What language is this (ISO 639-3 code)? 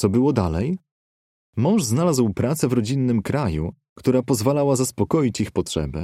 pol